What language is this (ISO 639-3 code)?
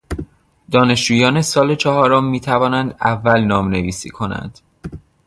fas